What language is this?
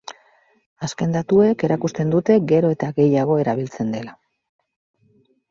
Basque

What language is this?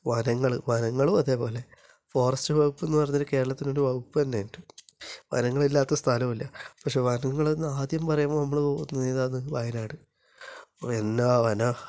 Malayalam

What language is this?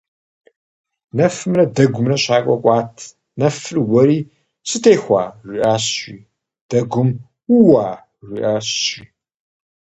Kabardian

